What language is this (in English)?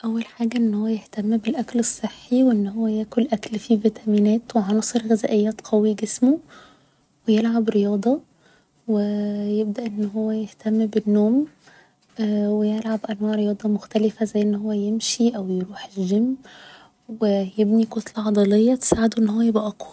Egyptian Arabic